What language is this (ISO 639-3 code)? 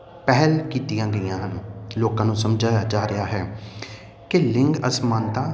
pan